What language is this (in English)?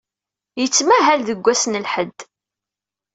Kabyle